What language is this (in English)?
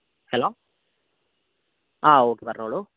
Malayalam